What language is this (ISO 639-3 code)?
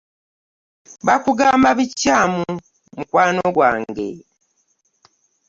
lug